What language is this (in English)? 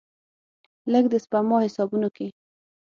Pashto